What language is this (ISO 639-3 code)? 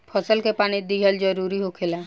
bho